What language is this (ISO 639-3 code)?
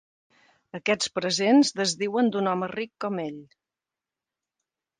cat